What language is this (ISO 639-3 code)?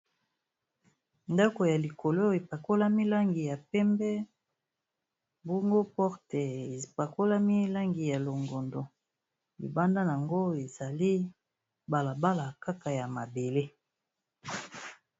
lin